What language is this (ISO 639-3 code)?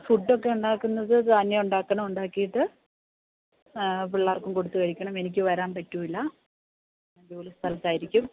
mal